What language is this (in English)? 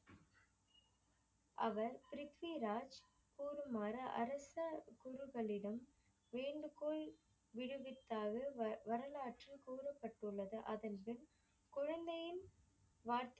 Tamil